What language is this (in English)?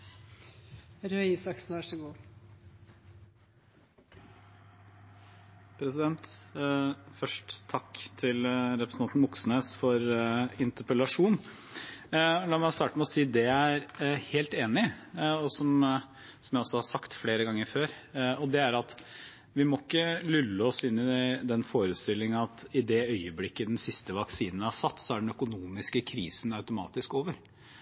Norwegian Bokmål